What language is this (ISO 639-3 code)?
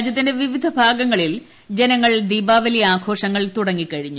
mal